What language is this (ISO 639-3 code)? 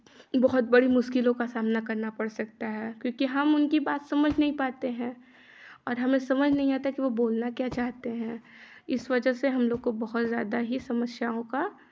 hin